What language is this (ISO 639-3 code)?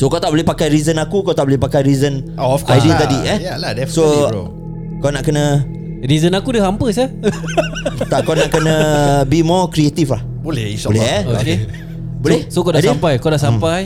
msa